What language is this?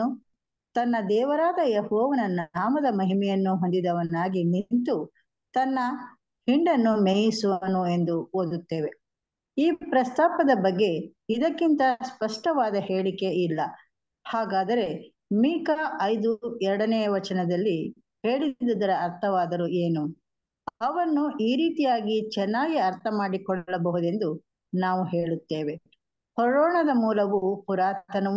Kannada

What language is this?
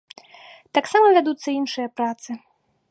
Belarusian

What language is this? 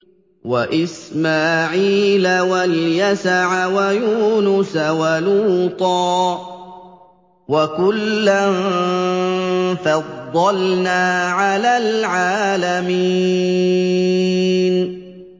Arabic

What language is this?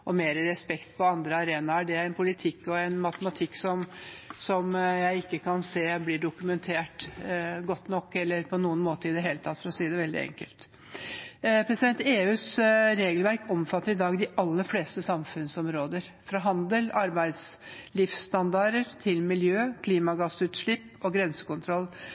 Norwegian Bokmål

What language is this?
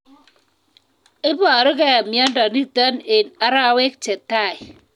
Kalenjin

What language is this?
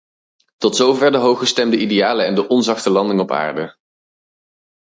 Dutch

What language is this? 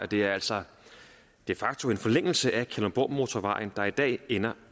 Danish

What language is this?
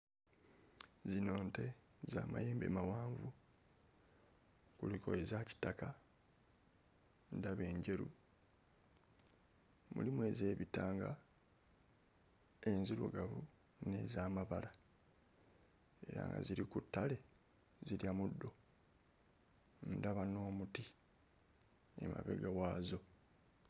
Ganda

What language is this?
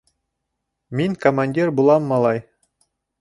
Bashkir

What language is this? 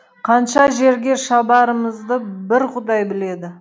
Kazakh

